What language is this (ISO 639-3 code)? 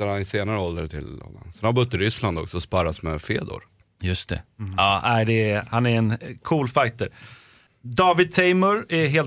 swe